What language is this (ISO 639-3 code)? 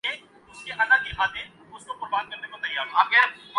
urd